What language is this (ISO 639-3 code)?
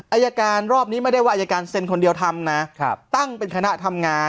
tha